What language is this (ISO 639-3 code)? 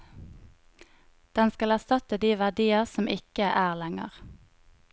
nor